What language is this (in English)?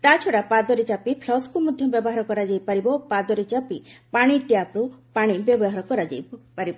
Odia